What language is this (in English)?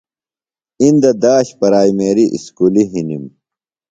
Phalura